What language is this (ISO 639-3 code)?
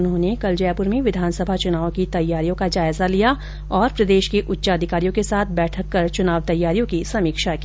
hin